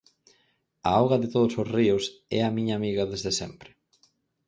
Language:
Galician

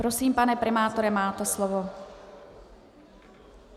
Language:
Czech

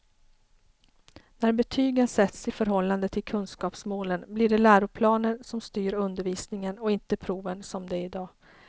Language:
Swedish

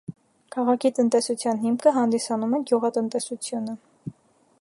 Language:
Armenian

